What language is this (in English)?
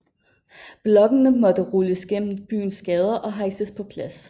Danish